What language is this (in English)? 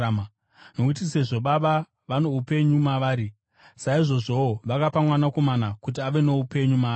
Shona